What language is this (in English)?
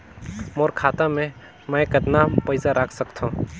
Chhattisgarhi